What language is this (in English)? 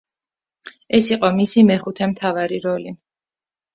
Georgian